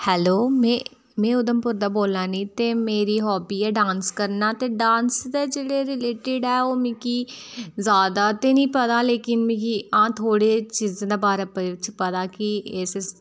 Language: Dogri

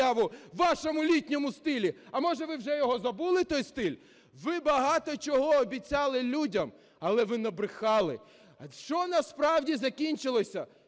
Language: Ukrainian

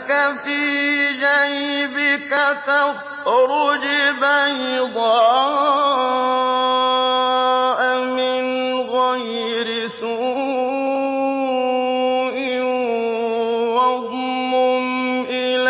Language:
Arabic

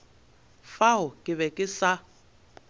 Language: Northern Sotho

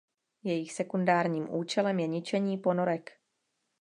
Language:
Czech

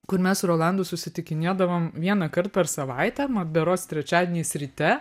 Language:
Lithuanian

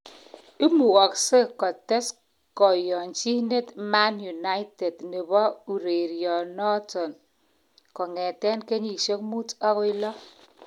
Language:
Kalenjin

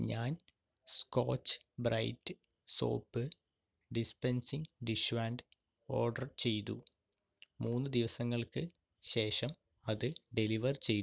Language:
Malayalam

